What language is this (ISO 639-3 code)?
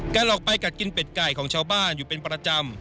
tha